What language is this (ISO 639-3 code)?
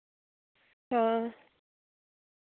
doi